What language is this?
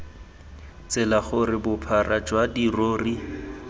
Tswana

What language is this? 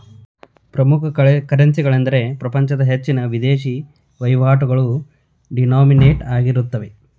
Kannada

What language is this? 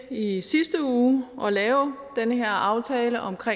Danish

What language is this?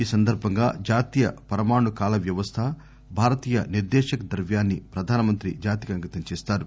Telugu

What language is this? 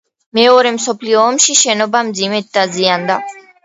Georgian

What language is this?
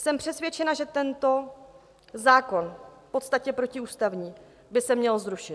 Czech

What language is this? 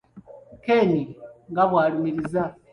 Ganda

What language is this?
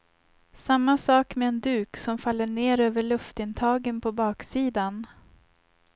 Swedish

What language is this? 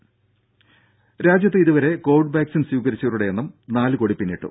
Malayalam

